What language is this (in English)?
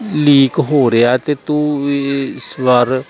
Punjabi